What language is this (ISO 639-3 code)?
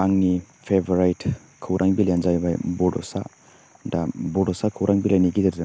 brx